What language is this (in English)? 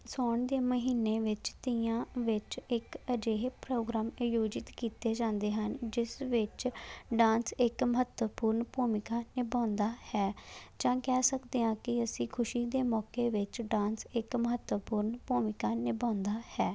Punjabi